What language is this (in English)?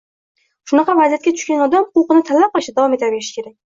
Uzbek